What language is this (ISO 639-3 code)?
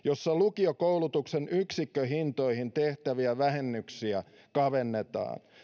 fin